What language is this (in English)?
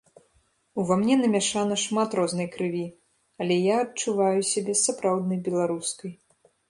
Belarusian